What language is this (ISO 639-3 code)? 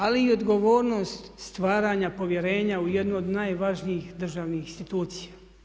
hrv